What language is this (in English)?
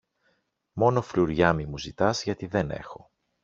Greek